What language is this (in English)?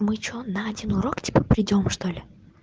Russian